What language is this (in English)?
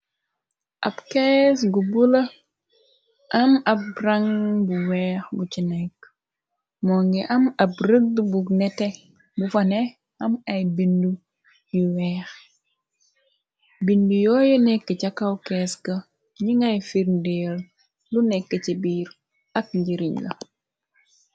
Wolof